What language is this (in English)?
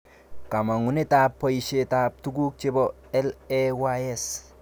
Kalenjin